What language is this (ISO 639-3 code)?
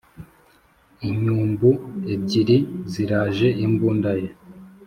kin